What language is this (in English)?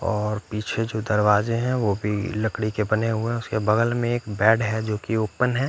Hindi